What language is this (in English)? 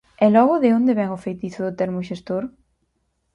Galician